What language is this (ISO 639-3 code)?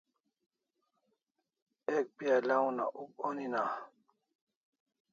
kls